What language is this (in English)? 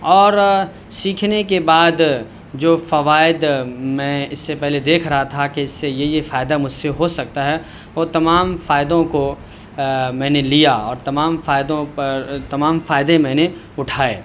Urdu